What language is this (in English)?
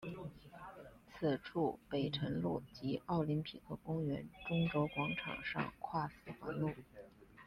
Chinese